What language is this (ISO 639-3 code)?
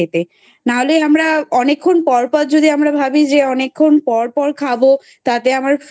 ben